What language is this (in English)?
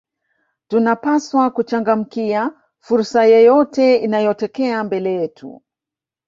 Swahili